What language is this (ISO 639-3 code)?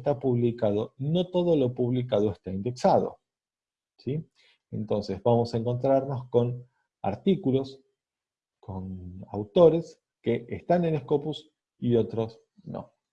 spa